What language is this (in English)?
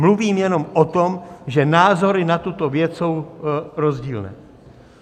Czech